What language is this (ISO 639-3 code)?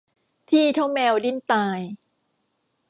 tha